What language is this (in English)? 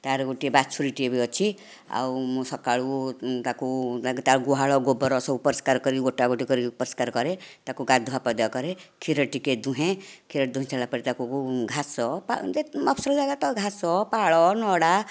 Odia